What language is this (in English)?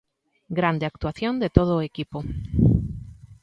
Galician